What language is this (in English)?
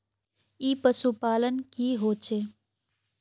Magahi